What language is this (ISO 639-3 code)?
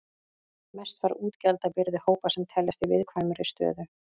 isl